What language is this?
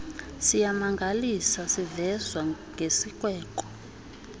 Xhosa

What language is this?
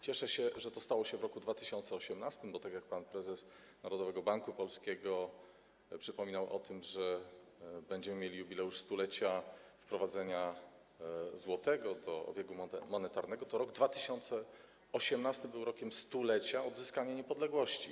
Polish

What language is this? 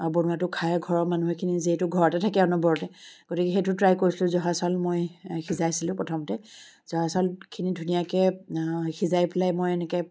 Assamese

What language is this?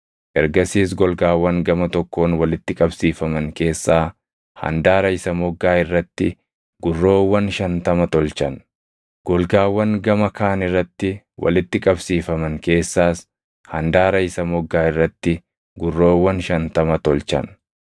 Oromo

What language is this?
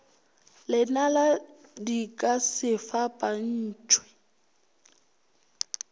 Northern Sotho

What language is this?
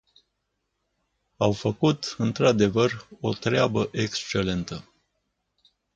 Romanian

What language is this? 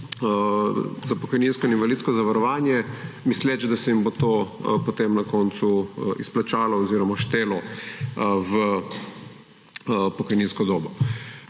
Slovenian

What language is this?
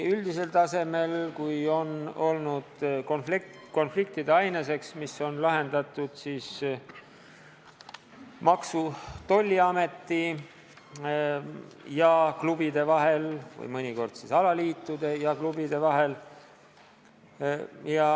Estonian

